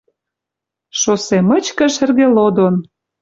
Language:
Western Mari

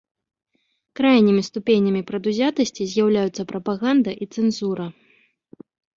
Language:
Belarusian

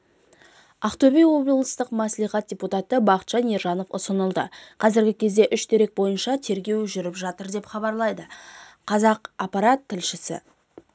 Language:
Kazakh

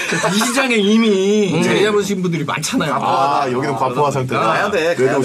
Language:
Korean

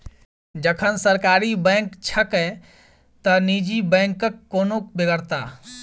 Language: Maithili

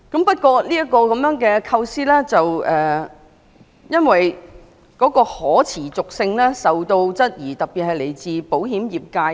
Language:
Cantonese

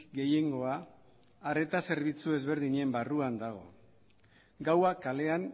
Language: Basque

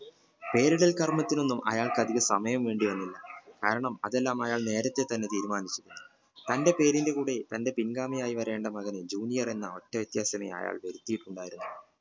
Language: Malayalam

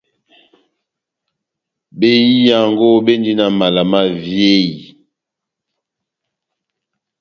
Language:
Batanga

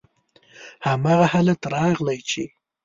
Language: Pashto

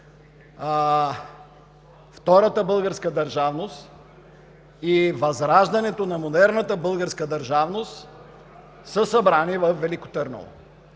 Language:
Bulgarian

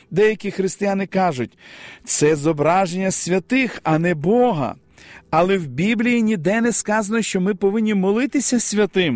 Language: Ukrainian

